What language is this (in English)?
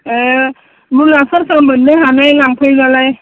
Bodo